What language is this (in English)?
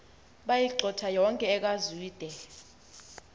Xhosa